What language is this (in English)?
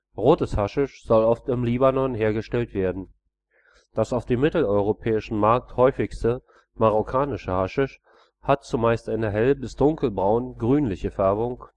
German